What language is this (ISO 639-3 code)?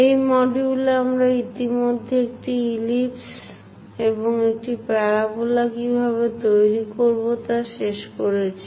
ben